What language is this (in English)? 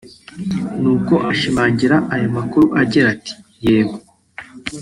Kinyarwanda